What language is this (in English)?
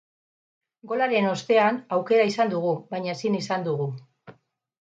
Basque